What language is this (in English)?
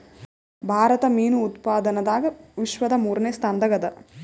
Kannada